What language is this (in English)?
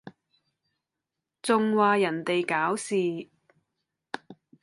Cantonese